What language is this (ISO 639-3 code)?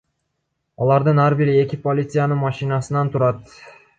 kir